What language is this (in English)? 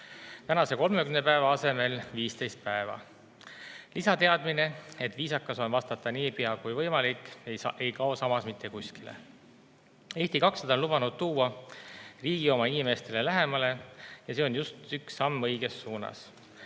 Estonian